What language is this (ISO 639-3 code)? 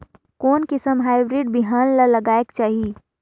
hne